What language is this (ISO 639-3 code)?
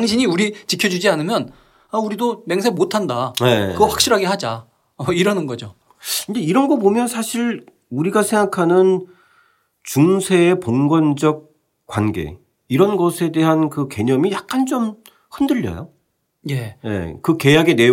kor